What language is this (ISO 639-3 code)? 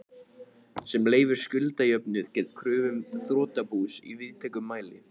isl